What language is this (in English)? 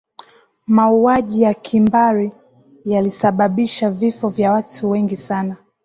Swahili